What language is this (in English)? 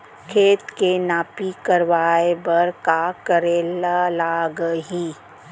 Chhattisgarhi